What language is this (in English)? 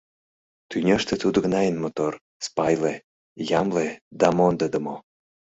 Mari